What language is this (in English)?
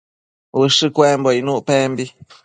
Matsés